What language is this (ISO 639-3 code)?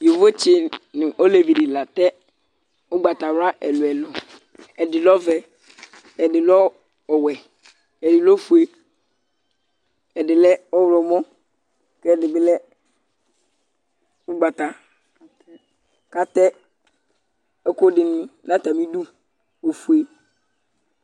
kpo